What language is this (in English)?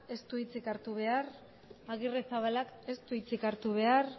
Basque